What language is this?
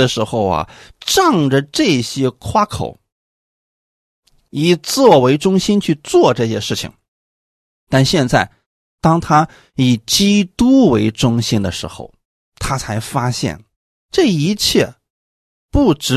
Chinese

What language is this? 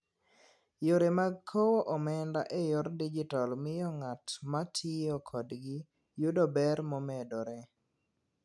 Luo (Kenya and Tanzania)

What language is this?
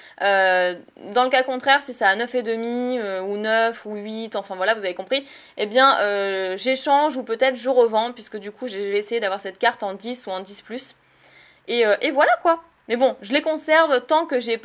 French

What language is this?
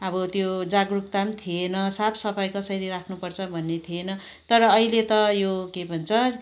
Nepali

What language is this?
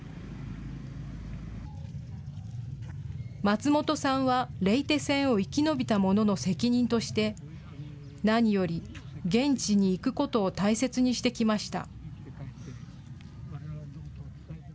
Japanese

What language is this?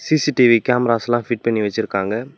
Tamil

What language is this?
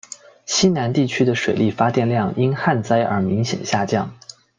Chinese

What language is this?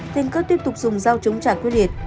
Vietnamese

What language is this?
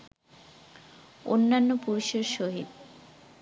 Bangla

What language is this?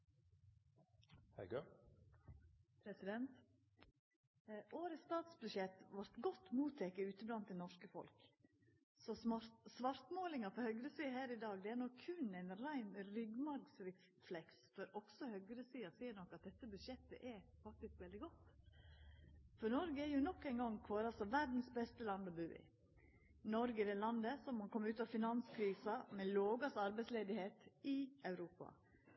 Norwegian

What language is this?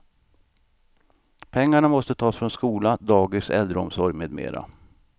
Swedish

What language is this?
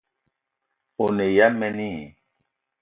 Eton (Cameroon)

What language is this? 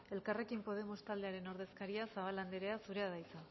Basque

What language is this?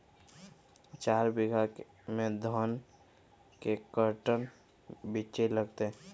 Magahi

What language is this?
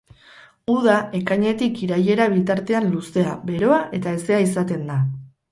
Basque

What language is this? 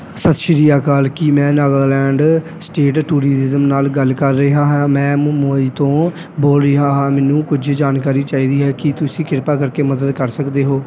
Punjabi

